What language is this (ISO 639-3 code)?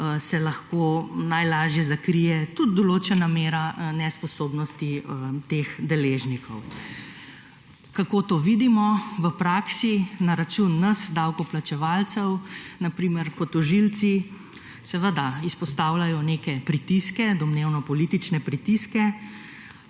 slv